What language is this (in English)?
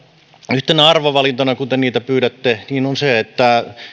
Finnish